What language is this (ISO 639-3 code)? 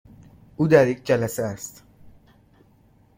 fas